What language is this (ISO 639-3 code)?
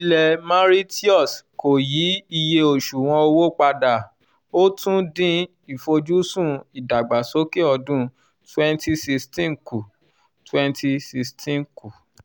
yor